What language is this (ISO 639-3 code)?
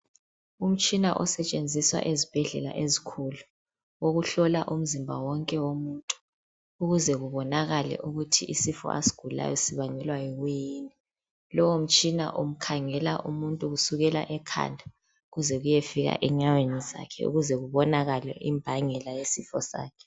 nde